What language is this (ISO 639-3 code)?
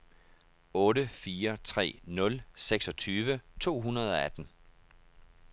dan